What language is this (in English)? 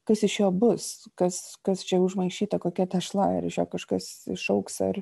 Lithuanian